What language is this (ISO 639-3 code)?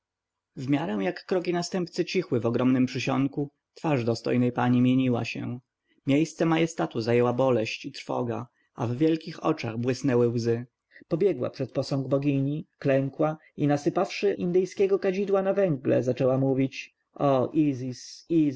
pol